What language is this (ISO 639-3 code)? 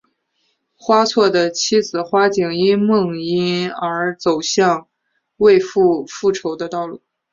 zho